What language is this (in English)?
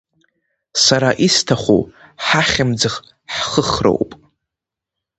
Abkhazian